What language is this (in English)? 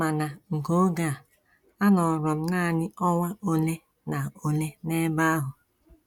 Igbo